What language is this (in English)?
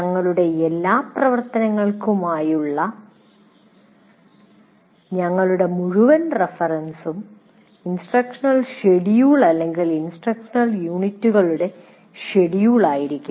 Malayalam